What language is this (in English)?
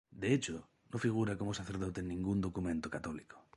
Spanish